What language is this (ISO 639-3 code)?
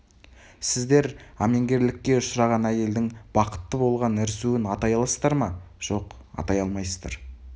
kaz